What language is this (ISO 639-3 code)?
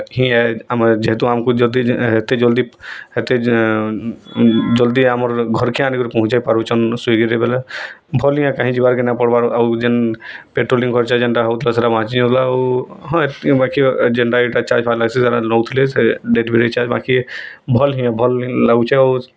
ori